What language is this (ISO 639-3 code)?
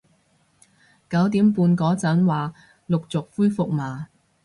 yue